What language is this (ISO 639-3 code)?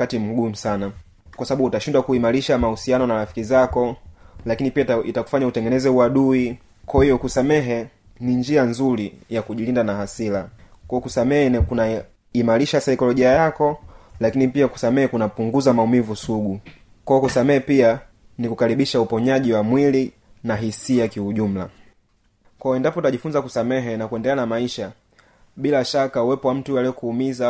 swa